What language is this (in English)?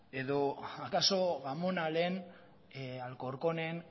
Basque